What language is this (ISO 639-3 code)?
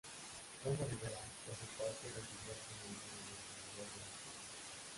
spa